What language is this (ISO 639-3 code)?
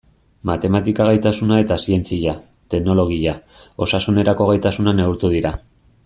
eus